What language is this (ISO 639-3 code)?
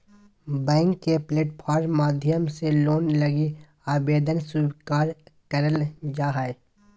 mag